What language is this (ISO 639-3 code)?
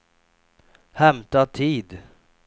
swe